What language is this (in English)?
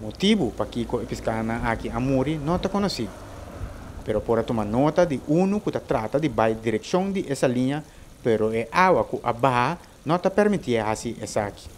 Dutch